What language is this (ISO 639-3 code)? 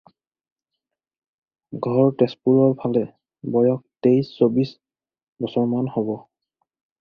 asm